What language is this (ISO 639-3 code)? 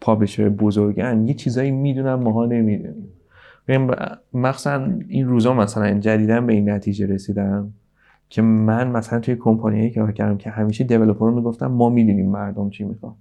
fas